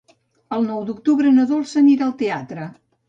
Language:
Catalan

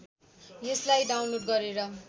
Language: Nepali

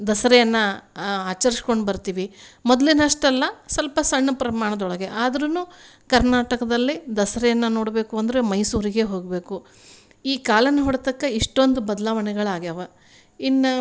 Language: Kannada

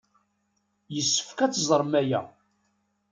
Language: Kabyle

